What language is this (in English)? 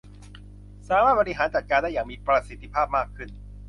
Thai